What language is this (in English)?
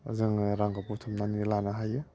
Bodo